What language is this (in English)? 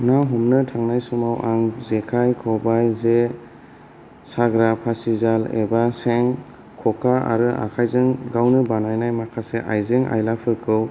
Bodo